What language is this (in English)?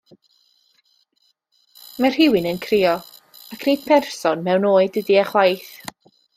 Welsh